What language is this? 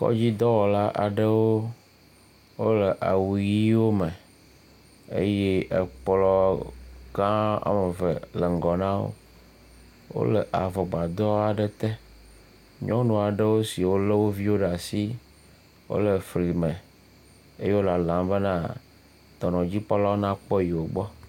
Ewe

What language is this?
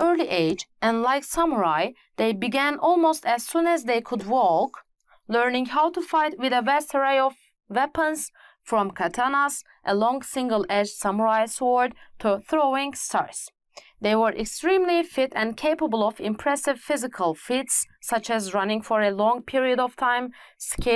Turkish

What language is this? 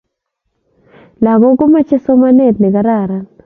Kalenjin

